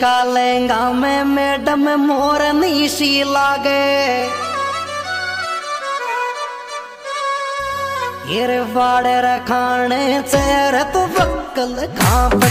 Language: Hindi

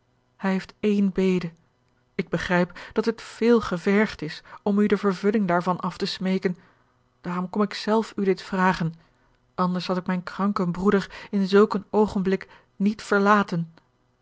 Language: Dutch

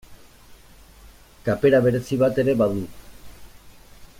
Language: Basque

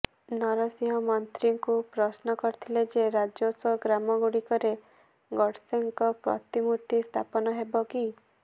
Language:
Odia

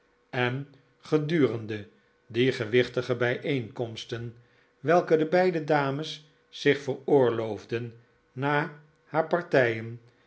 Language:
Dutch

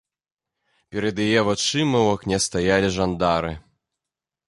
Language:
Belarusian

